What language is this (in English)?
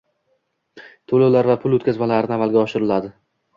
Uzbek